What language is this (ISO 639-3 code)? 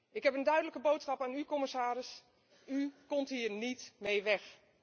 nld